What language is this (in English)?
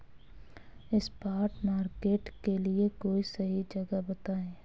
Hindi